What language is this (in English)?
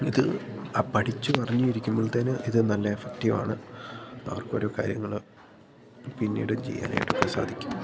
Malayalam